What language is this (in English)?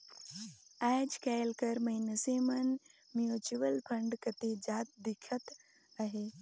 Chhattisgarhi